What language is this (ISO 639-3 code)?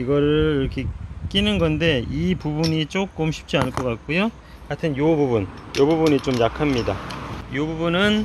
kor